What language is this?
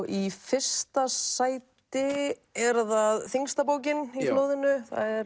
Icelandic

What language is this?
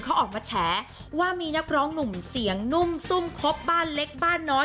Thai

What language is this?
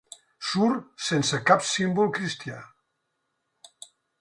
Catalan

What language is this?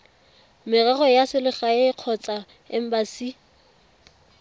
Tswana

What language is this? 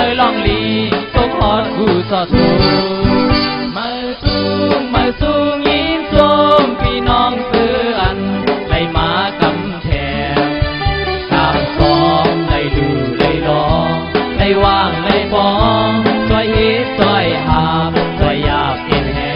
Thai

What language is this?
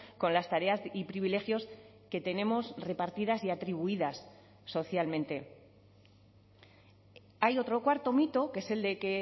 Spanish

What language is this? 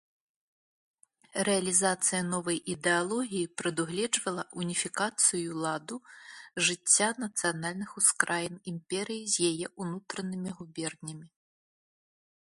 Belarusian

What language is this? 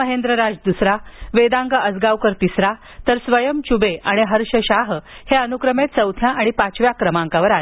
Marathi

